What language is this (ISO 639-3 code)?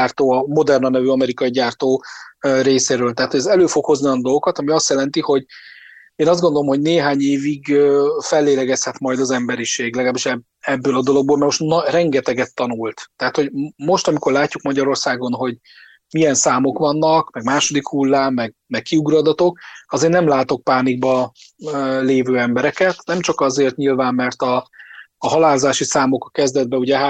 hun